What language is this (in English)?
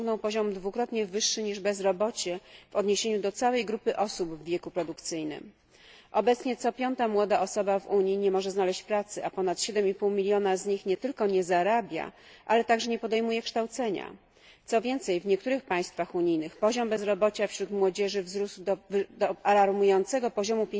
Polish